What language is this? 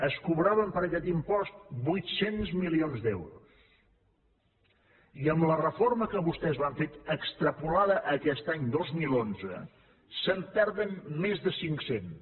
Catalan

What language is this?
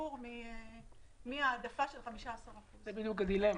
Hebrew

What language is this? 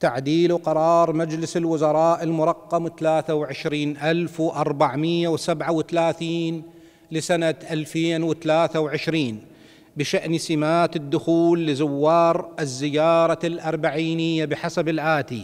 Arabic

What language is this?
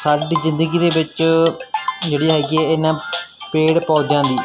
Punjabi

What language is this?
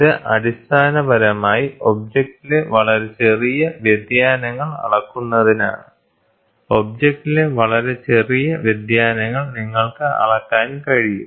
Malayalam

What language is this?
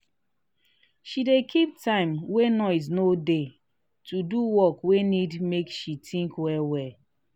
Nigerian Pidgin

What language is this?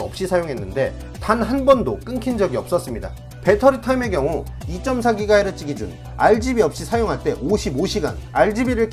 Korean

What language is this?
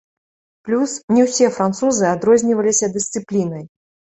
Belarusian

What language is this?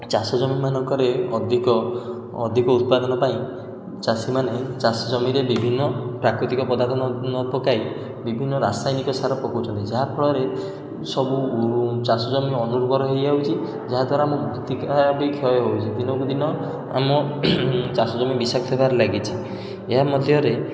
Odia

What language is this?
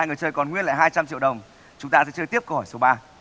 Vietnamese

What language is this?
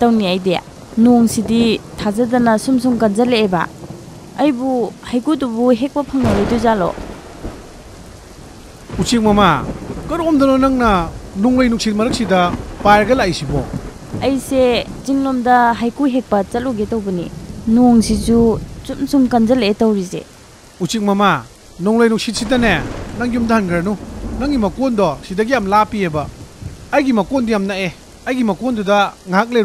Thai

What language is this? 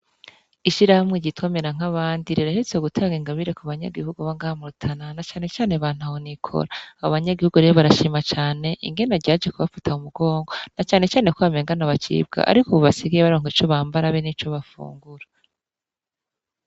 Rundi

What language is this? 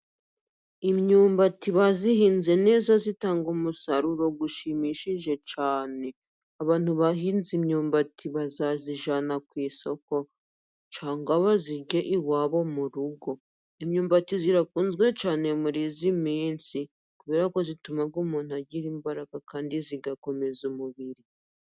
Kinyarwanda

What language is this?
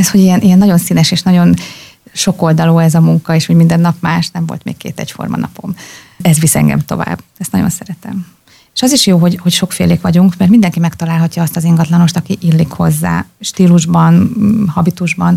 Hungarian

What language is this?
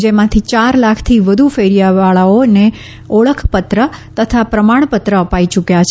Gujarati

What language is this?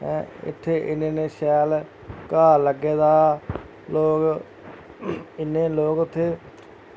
Dogri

